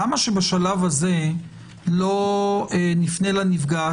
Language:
Hebrew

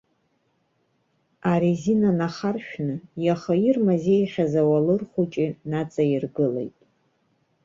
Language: Abkhazian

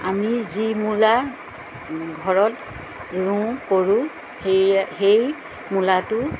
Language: Assamese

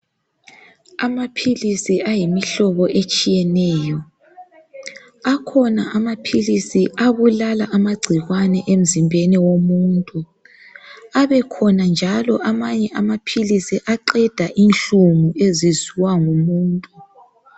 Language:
North Ndebele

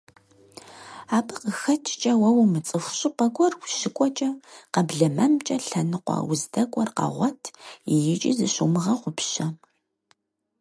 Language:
Kabardian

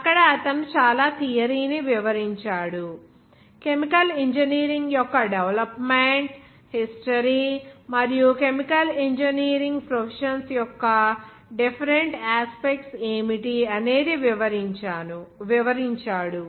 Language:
Telugu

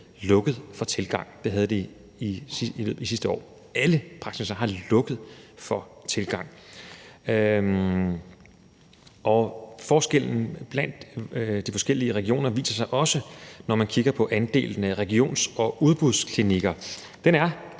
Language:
Danish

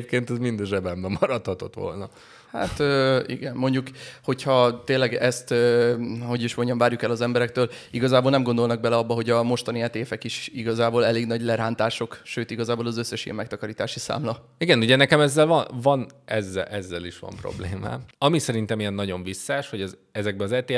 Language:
Hungarian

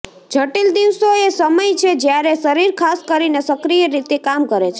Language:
Gujarati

